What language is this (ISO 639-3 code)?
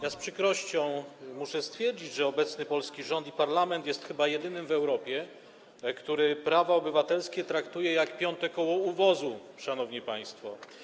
pol